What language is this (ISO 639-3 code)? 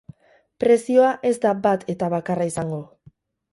eus